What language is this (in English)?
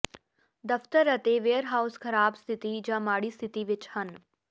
Punjabi